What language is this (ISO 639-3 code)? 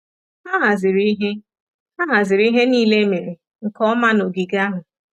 ibo